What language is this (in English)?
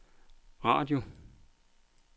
Danish